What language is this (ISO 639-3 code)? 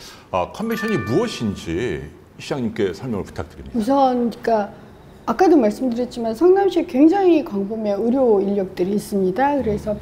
kor